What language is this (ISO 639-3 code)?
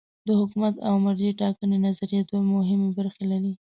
pus